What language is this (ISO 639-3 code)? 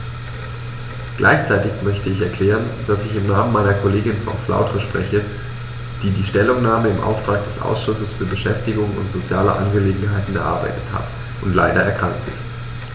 deu